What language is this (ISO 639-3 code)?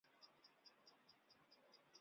zho